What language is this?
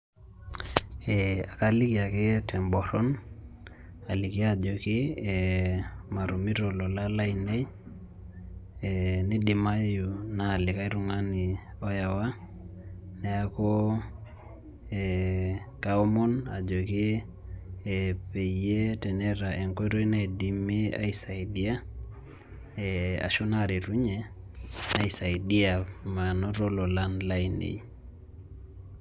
Masai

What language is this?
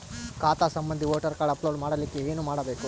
Kannada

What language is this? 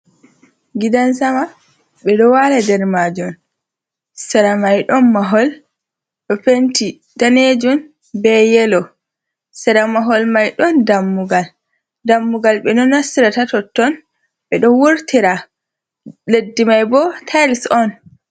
Fula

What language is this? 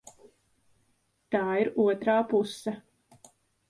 Latvian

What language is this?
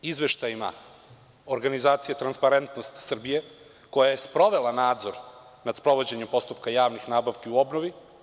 Serbian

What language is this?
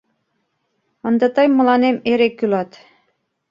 Mari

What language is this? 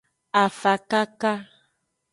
Aja (Benin)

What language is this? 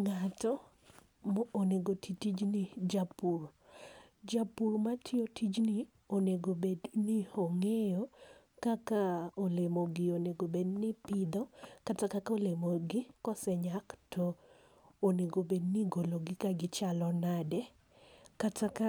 Luo (Kenya and Tanzania)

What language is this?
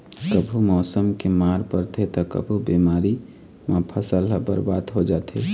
Chhattisgarhi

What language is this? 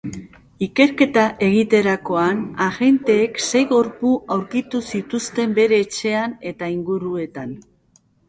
Basque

